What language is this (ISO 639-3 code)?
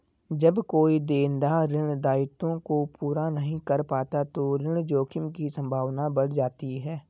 hin